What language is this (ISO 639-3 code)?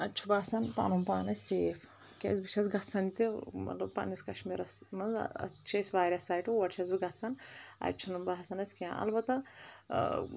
kas